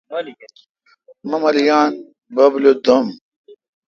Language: Kalkoti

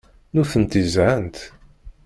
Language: Kabyle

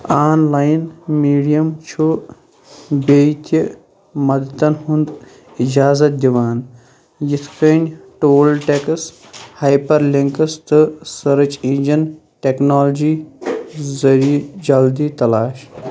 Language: Kashmiri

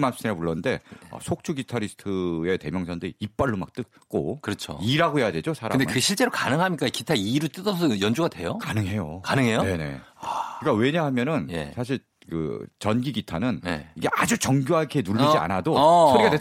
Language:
Korean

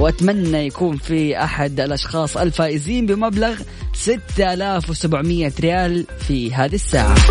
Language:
Arabic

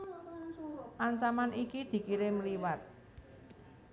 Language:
Javanese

